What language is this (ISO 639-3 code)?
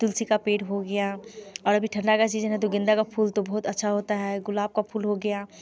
hin